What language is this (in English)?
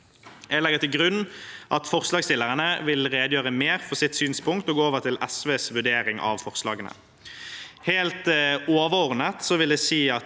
Norwegian